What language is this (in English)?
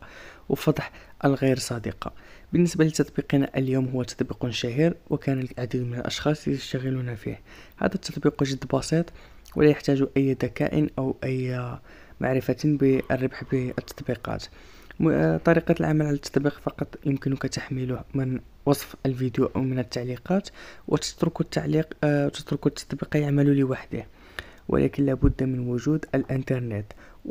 Arabic